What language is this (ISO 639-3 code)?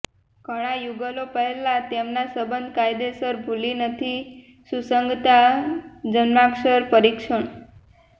guj